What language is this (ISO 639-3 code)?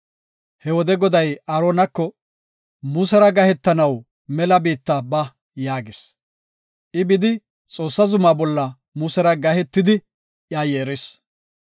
gof